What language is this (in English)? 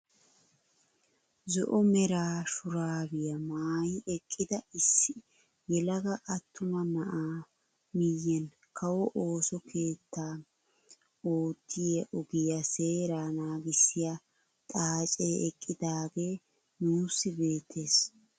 Wolaytta